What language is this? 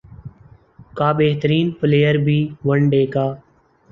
Urdu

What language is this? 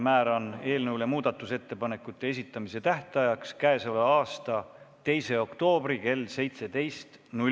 Estonian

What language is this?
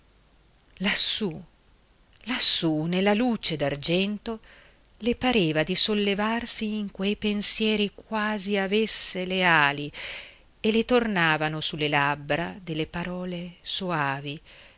Italian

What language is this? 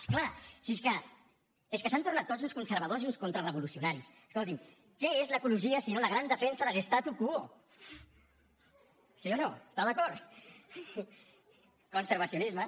Catalan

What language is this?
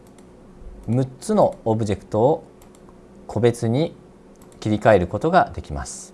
Japanese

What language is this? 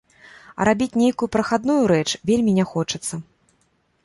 Belarusian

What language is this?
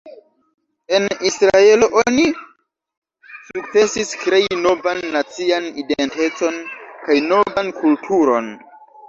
Esperanto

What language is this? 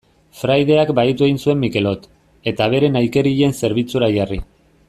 Basque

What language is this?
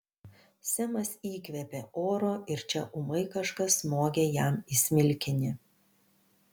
Lithuanian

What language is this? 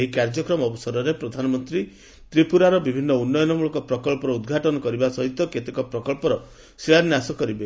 Odia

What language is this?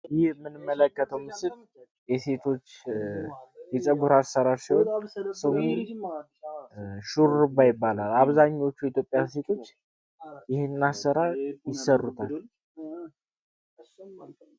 Amharic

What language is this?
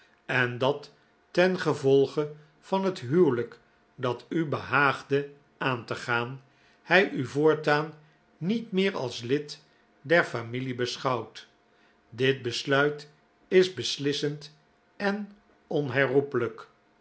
Dutch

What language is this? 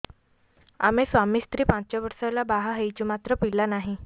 Odia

